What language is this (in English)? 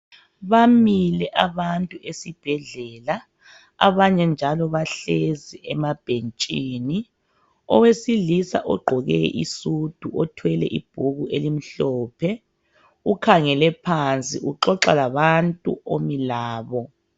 North Ndebele